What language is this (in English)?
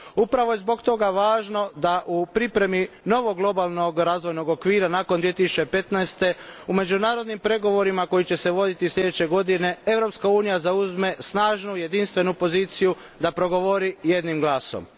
Croatian